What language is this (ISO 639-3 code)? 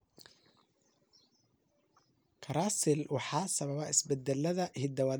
som